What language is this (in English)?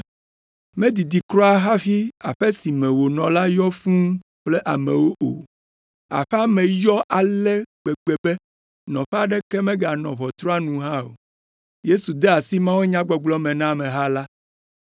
Ewe